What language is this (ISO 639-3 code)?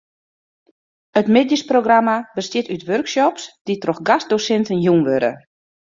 fry